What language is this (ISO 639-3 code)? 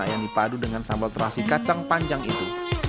ind